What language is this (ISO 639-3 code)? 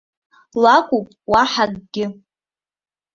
abk